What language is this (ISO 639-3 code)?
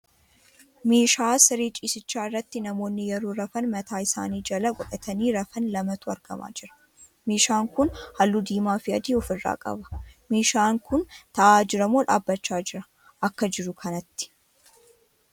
orm